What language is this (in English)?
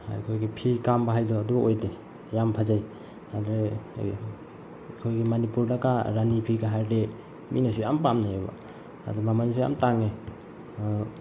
Manipuri